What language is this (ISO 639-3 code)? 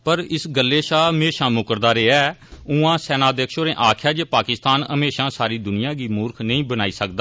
doi